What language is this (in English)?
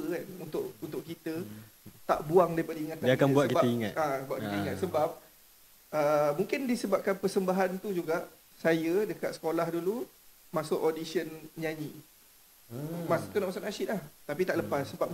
Malay